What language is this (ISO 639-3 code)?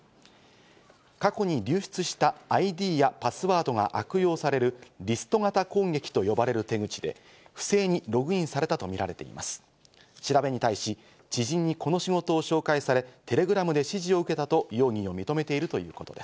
jpn